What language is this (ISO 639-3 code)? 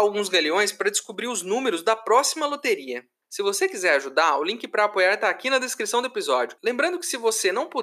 por